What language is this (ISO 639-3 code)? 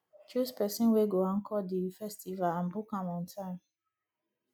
pcm